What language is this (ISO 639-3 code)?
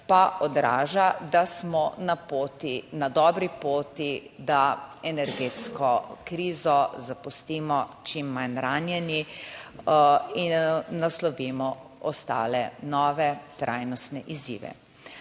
slv